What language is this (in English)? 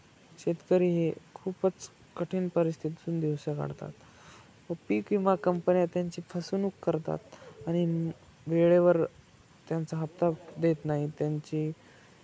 Marathi